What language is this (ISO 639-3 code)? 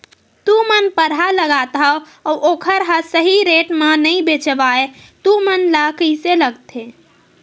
hne